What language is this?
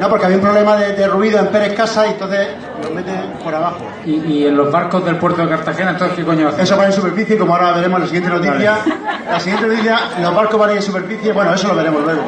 Spanish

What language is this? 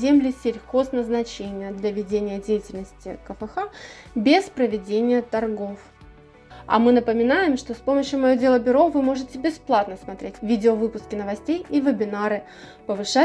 Russian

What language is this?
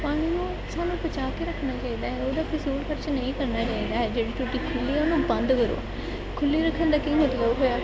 Punjabi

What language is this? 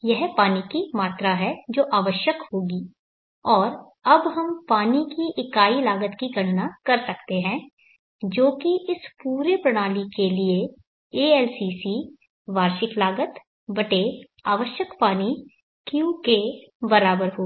Hindi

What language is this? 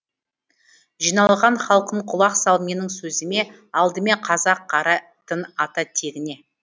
Kazakh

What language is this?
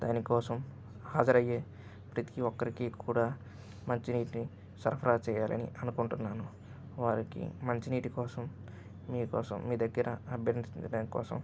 Telugu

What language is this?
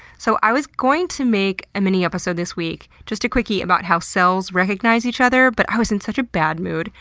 English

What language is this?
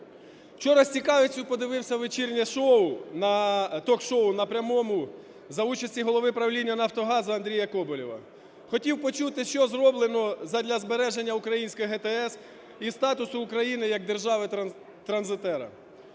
Ukrainian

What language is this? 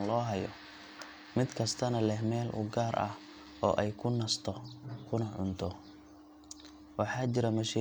Somali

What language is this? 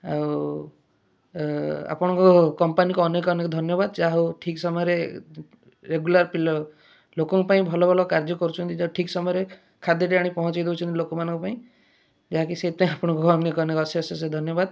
Odia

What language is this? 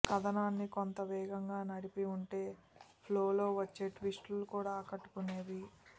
Telugu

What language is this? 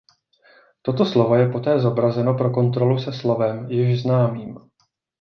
Czech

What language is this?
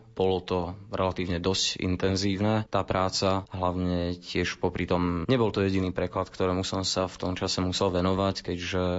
Slovak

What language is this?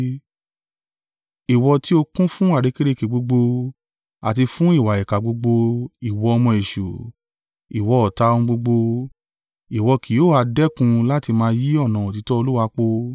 Yoruba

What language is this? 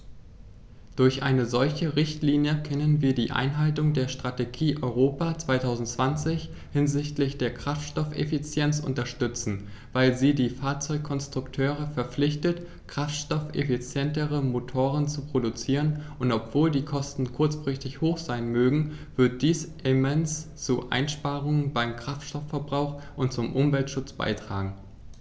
German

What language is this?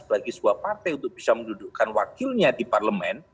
Indonesian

